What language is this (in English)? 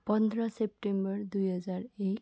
Nepali